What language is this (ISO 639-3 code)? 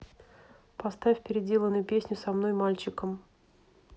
rus